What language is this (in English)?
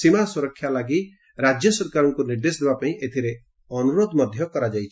Odia